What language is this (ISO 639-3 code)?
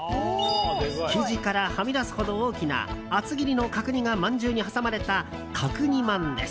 jpn